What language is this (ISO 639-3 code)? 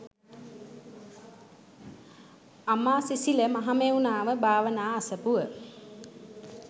sin